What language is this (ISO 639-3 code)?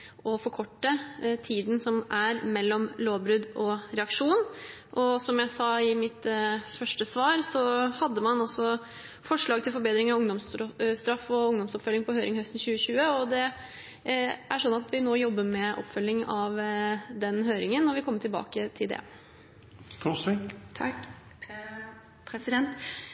nob